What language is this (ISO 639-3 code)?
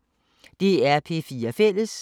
dan